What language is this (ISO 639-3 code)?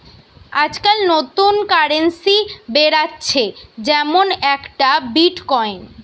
ben